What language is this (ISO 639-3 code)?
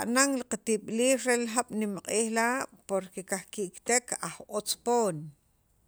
quv